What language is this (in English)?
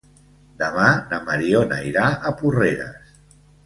Catalan